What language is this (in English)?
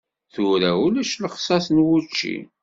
Kabyle